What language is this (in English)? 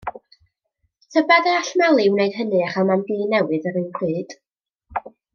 Welsh